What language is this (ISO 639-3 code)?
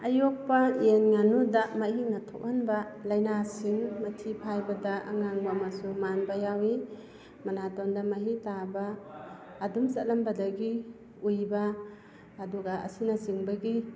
mni